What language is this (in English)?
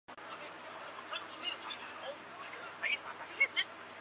Chinese